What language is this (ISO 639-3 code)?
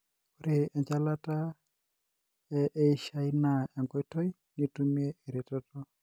mas